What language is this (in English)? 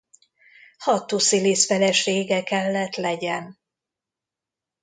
Hungarian